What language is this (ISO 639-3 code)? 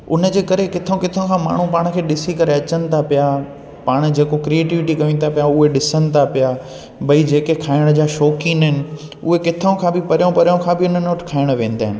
snd